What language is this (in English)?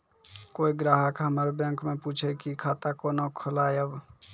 Maithili